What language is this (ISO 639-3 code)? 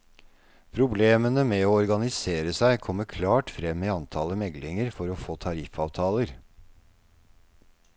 nor